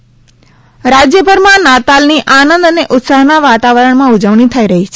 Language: Gujarati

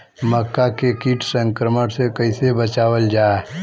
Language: Bhojpuri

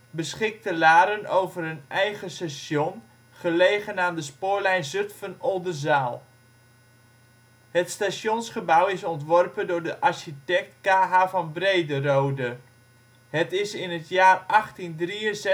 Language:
Dutch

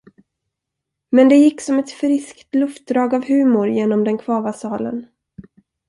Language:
Swedish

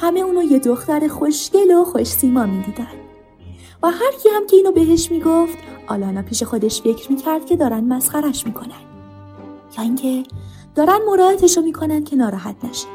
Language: Persian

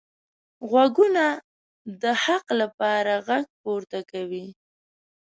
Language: Pashto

